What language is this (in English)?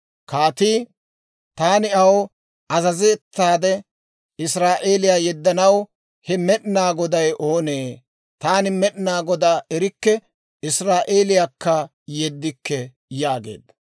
Dawro